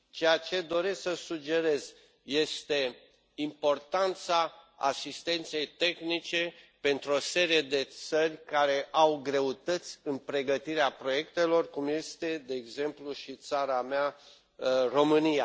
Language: Romanian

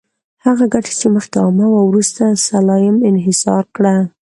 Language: Pashto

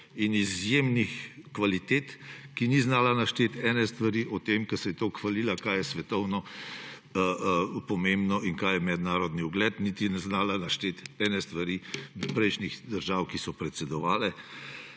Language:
Slovenian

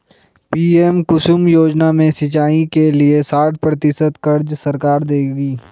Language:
Hindi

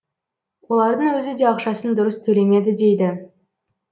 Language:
Kazakh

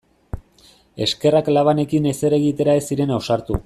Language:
Basque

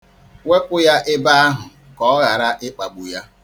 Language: Igbo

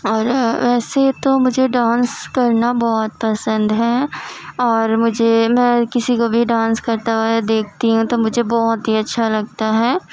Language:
Urdu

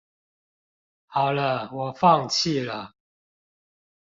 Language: Chinese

